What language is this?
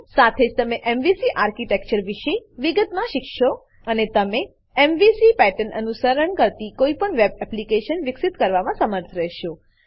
Gujarati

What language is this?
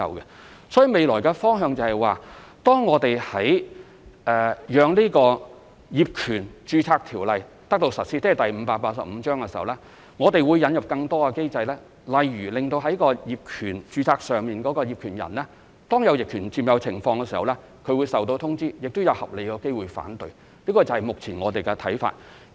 Cantonese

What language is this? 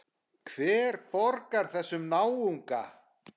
Icelandic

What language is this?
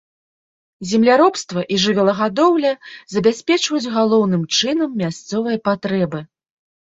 Belarusian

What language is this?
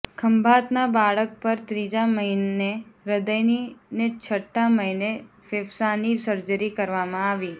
Gujarati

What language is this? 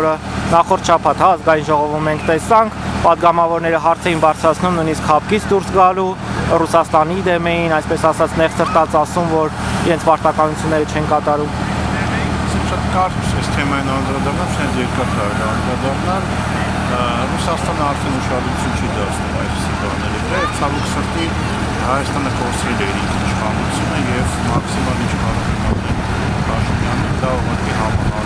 Turkish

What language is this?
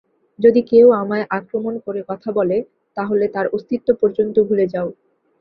Bangla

